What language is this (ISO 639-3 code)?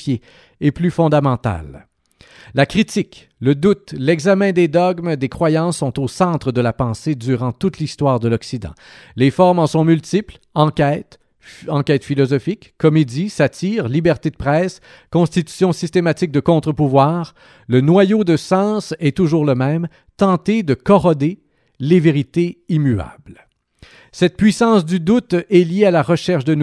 fra